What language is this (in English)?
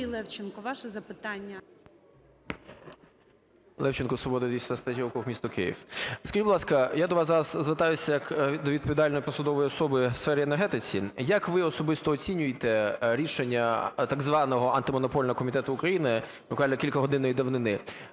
Ukrainian